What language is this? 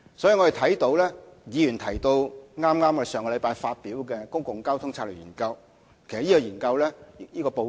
Cantonese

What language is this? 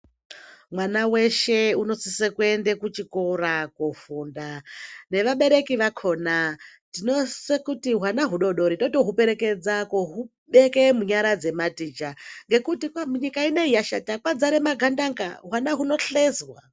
Ndau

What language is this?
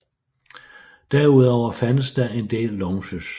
Danish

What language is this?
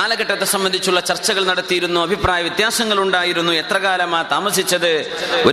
Malayalam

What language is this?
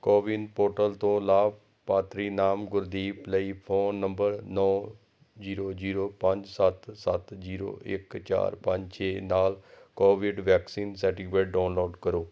Punjabi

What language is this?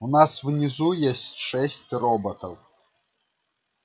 Russian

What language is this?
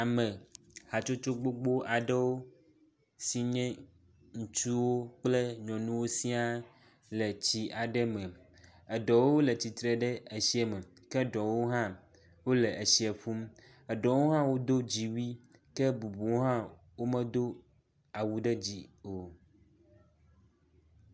Ewe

